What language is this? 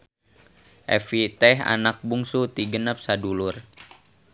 Sundanese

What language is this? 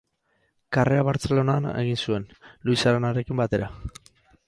Basque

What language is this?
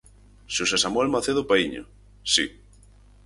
Galician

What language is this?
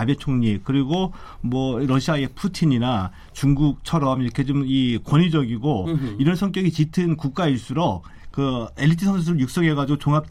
Korean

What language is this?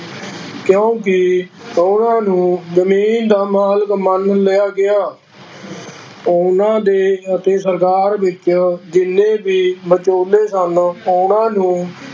Punjabi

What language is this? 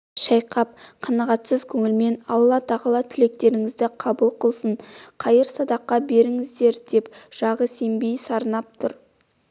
Kazakh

